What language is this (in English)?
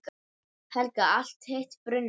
Icelandic